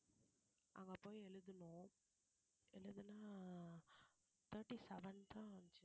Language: Tamil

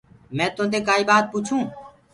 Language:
Gurgula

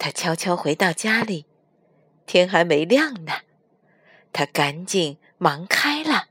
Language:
Chinese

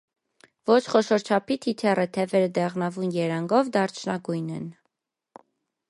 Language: Armenian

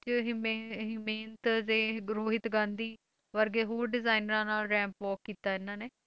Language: Punjabi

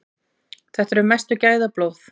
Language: Icelandic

